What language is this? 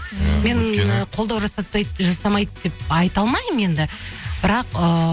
Kazakh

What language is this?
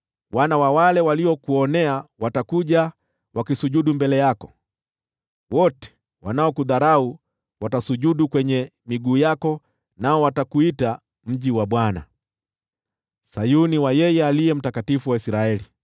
Swahili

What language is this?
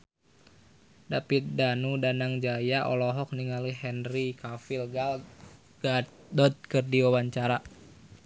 Sundanese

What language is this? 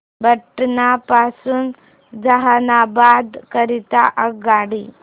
Marathi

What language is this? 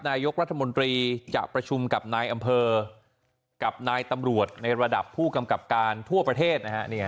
Thai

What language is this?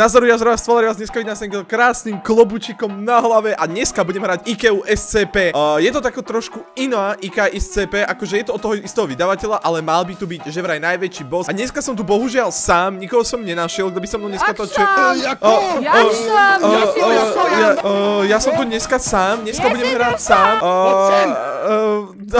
Polish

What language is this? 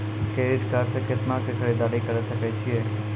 Maithili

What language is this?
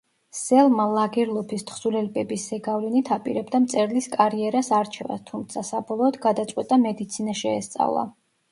Georgian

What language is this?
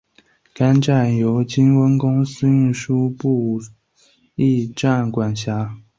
Chinese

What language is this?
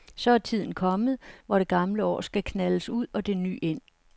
Danish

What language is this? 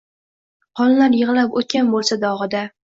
Uzbek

